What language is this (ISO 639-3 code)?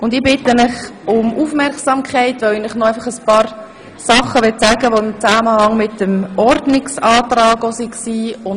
gsw